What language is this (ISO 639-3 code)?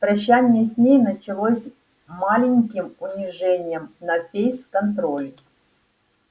rus